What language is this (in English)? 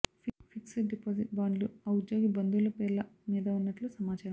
Telugu